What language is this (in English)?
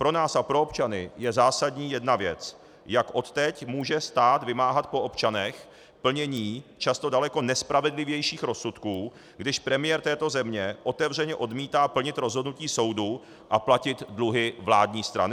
Czech